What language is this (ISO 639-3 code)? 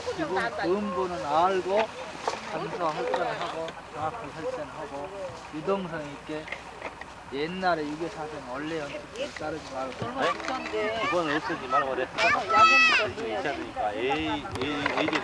kor